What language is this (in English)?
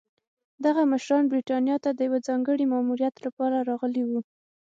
Pashto